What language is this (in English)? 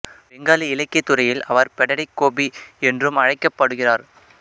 Tamil